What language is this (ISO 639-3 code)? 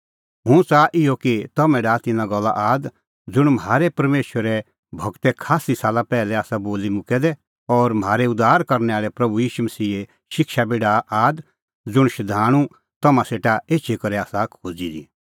kfx